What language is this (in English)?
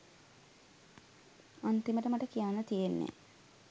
Sinhala